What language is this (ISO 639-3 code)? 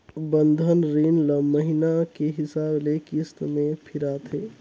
hne